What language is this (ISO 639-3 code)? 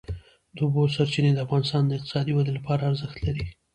pus